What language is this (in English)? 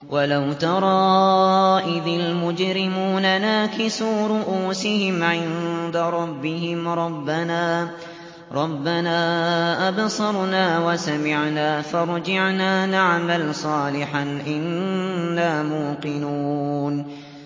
Arabic